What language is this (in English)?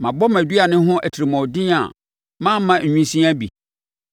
Akan